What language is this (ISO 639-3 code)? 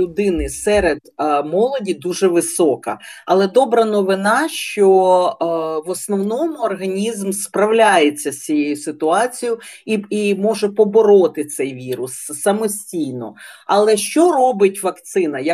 ukr